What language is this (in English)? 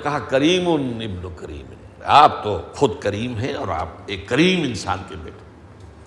Urdu